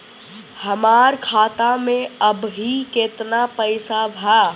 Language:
Bhojpuri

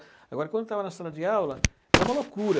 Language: Portuguese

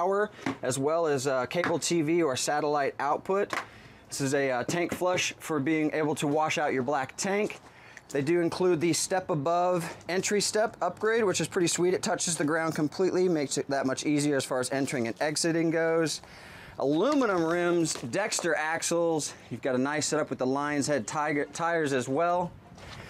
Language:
English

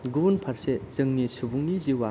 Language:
Bodo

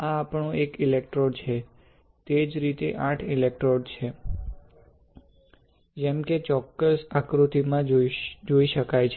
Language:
Gujarati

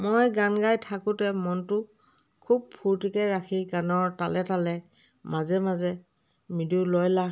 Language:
Assamese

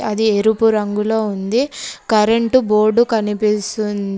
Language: Telugu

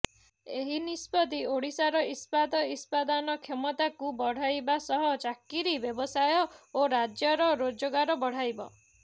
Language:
Odia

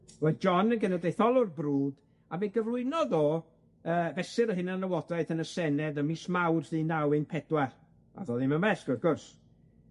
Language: Welsh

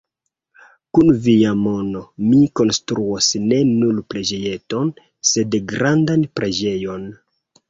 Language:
Esperanto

